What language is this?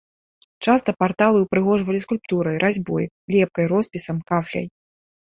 Belarusian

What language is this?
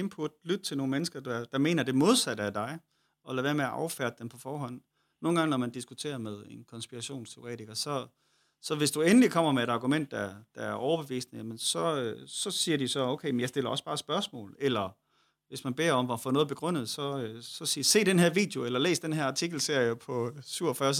Danish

